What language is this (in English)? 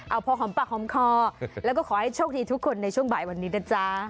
Thai